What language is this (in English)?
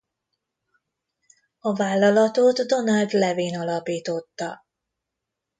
Hungarian